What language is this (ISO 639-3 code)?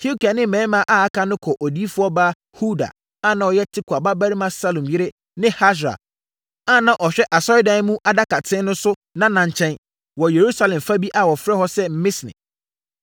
aka